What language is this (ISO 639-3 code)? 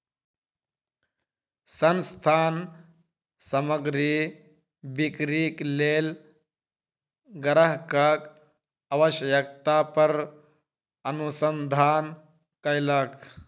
mai